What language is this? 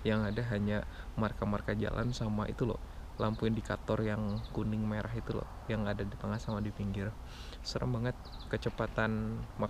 Indonesian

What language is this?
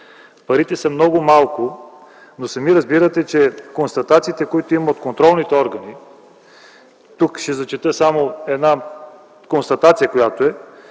Bulgarian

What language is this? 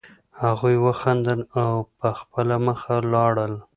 Pashto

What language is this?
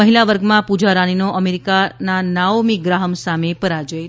Gujarati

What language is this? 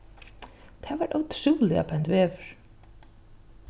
Faroese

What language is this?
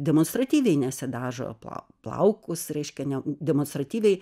Lithuanian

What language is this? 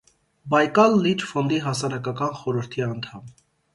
Armenian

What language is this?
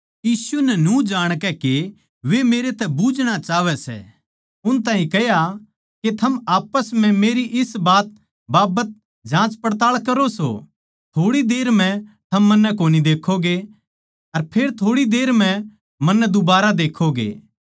Haryanvi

